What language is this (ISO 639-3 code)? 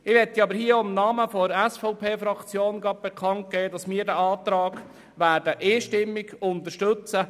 gsw